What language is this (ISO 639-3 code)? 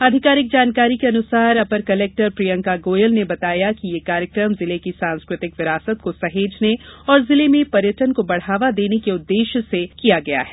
hin